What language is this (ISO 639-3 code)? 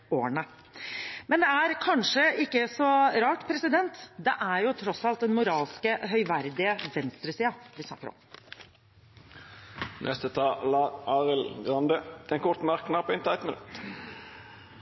nor